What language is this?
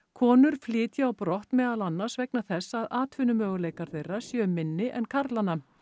Icelandic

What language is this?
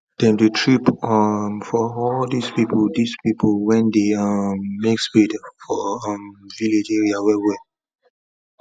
Nigerian Pidgin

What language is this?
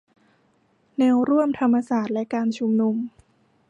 Thai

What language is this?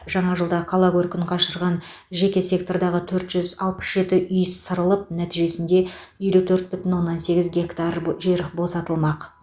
Kazakh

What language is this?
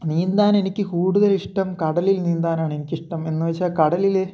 Malayalam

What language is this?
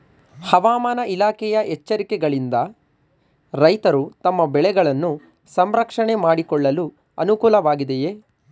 Kannada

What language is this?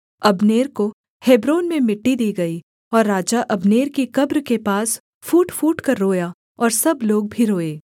Hindi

